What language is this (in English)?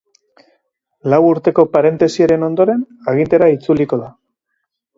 Basque